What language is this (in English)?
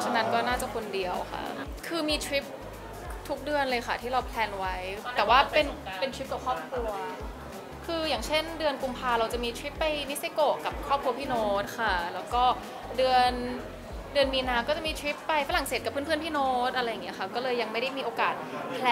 Thai